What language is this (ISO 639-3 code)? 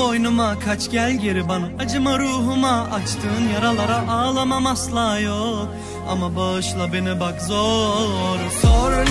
ron